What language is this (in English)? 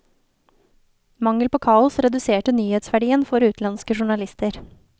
Norwegian